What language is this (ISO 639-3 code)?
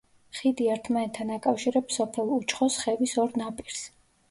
kat